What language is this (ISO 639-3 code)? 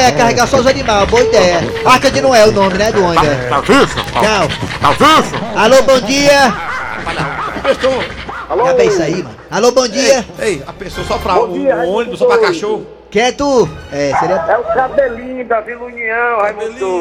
por